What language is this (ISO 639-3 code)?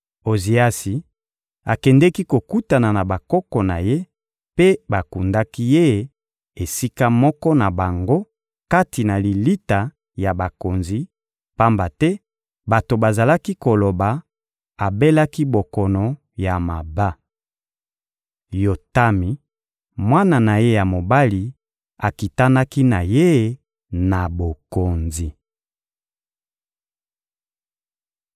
lin